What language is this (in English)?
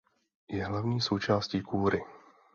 Czech